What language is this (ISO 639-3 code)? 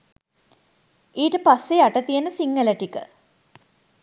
sin